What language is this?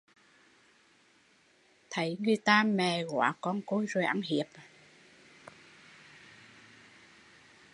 Vietnamese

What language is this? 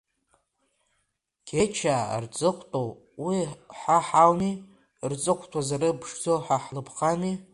Abkhazian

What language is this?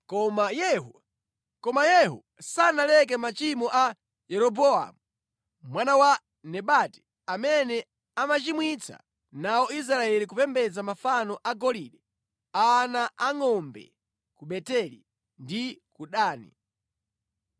Nyanja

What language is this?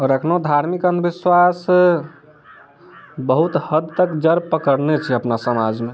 Maithili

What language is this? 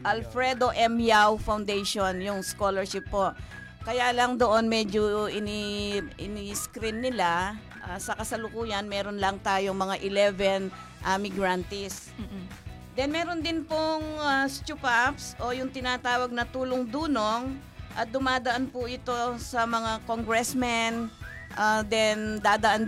Filipino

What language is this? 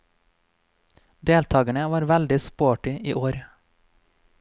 Norwegian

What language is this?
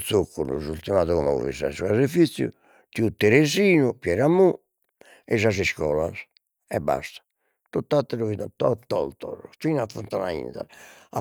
Sardinian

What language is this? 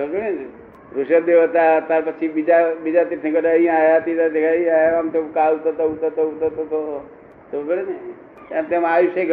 Gujarati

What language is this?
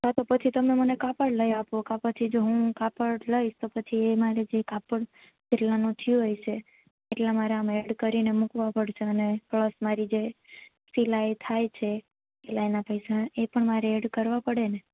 Gujarati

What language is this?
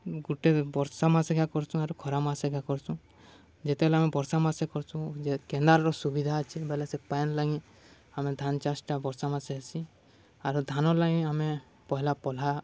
Odia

